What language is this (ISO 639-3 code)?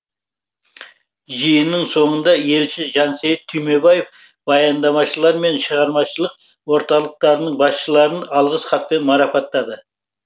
kaz